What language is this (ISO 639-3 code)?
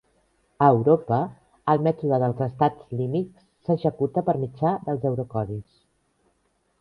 cat